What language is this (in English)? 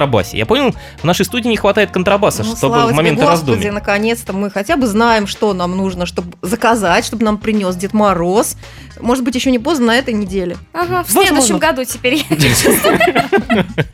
Russian